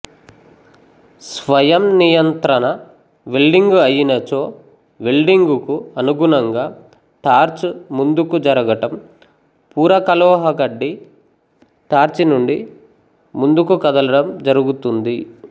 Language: Telugu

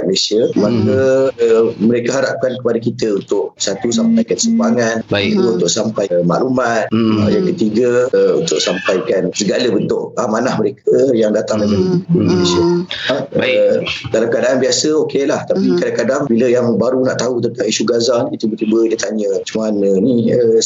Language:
Malay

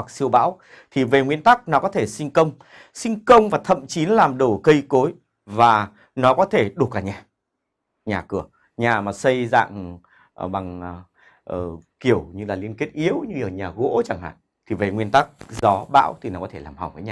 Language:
Vietnamese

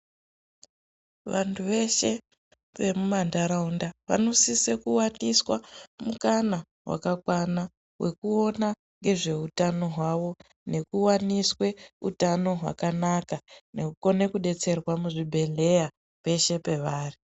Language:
Ndau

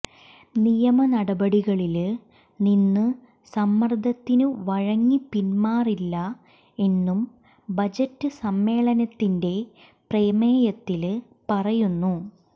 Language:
Malayalam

